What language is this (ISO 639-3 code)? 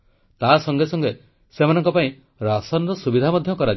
ori